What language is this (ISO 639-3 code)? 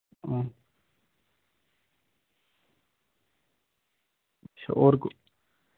doi